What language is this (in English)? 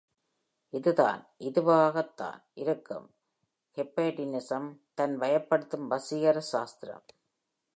Tamil